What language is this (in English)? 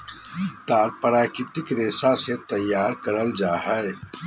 Magahi